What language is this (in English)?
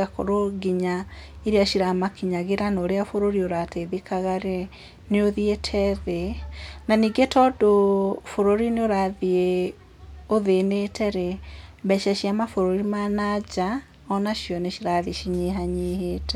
Kikuyu